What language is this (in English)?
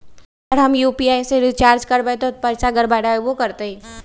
Magahi